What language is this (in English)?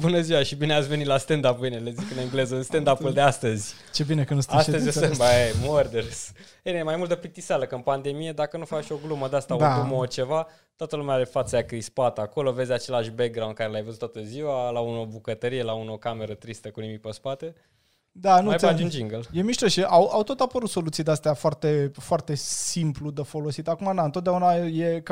Romanian